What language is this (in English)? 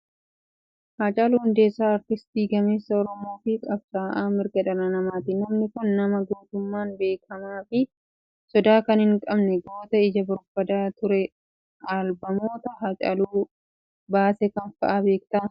Oromo